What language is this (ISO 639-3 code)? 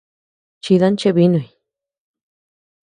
cux